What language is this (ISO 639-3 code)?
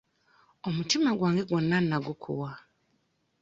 lug